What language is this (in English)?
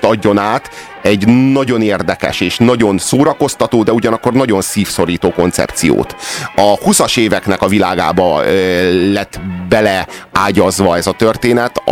Hungarian